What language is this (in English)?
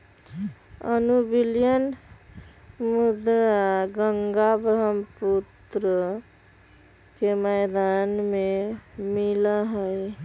Magahi